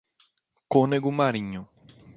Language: Portuguese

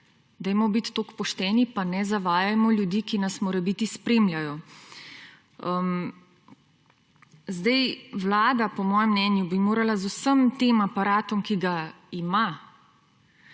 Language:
Slovenian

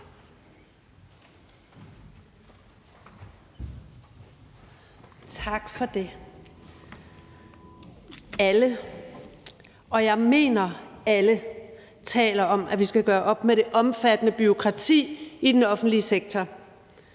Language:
Danish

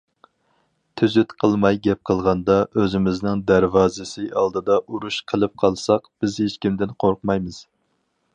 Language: Uyghur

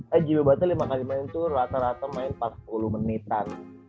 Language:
Indonesian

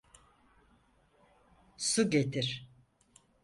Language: Turkish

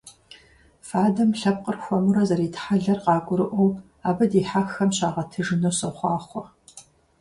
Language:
Kabardian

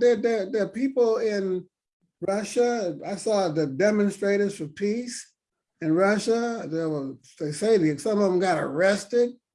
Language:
English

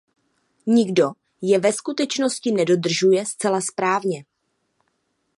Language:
Czech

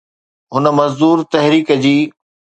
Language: Sindhi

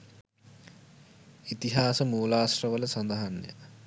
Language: Sinhala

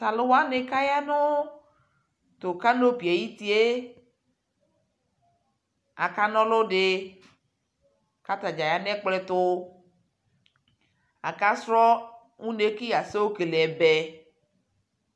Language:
Ikposo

